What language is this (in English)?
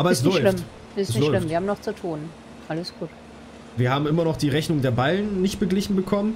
German